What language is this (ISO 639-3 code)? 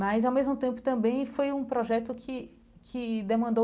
por